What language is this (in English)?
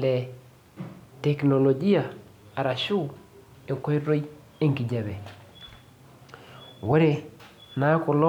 Masai